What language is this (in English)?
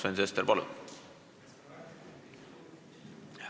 Estonian